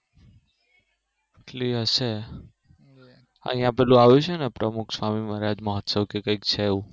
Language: Gujarati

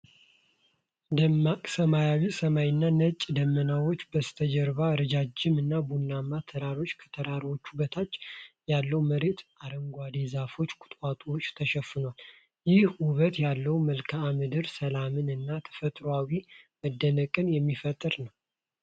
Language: Amharic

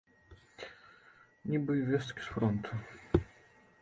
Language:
Belarusian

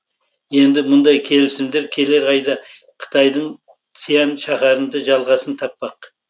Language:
Kazakh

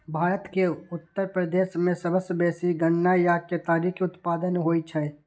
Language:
Maithili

